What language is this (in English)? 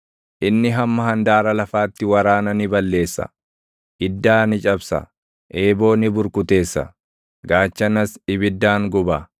Oromo